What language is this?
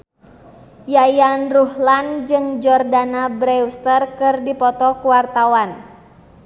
Sundanese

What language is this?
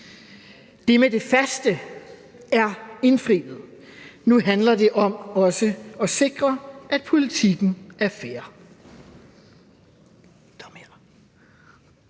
Danish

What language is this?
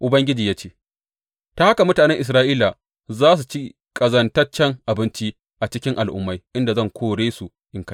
Hausa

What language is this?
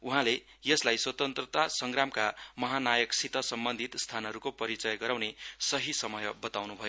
Nepali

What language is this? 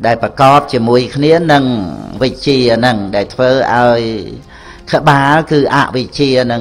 Vietnamese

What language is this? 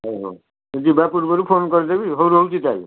Odia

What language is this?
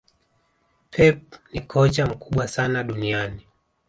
Swahili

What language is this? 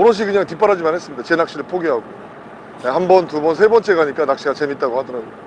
Korean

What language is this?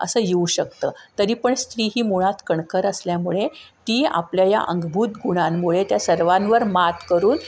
Marathi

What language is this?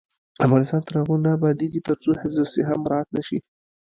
Pashto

